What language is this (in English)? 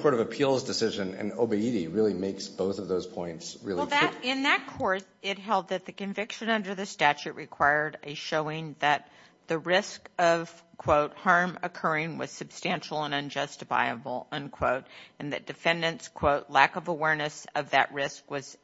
English